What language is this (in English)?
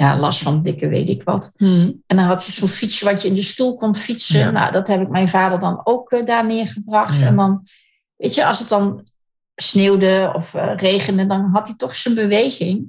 Dutch